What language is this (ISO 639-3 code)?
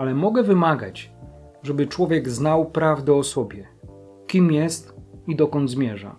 pol